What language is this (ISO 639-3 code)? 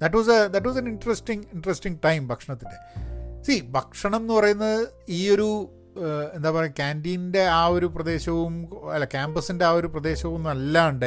mal